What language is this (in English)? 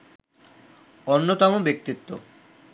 Bangla